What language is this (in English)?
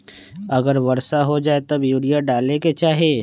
Magahi